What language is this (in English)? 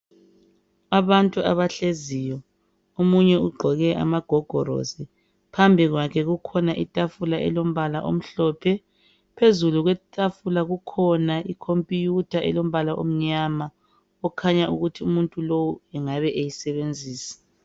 North Ndebele